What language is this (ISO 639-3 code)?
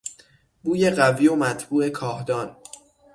fas